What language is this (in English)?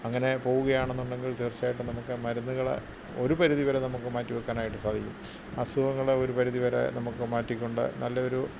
Malayalam